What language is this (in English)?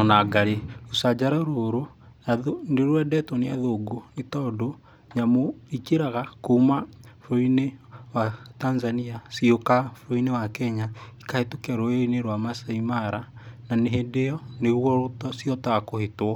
Kikuyu